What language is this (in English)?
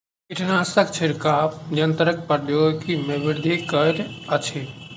Maithili